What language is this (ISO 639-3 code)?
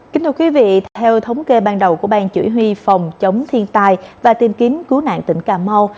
vie